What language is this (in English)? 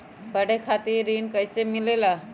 Magahi